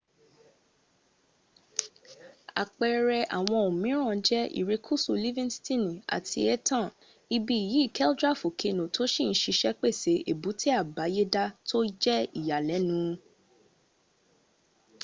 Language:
Yoruba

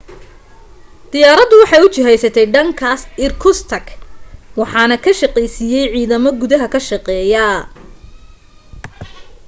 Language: Somali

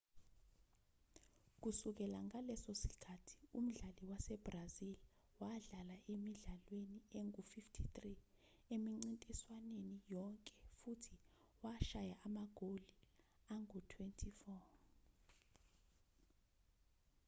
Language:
Zulu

